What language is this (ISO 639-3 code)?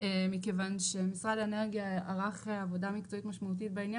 heb